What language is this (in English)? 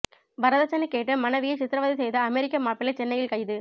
Tamil